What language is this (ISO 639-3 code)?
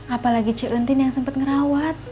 ind